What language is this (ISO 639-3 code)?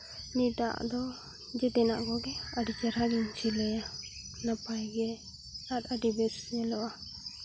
sat